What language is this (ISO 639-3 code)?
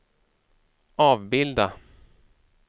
swe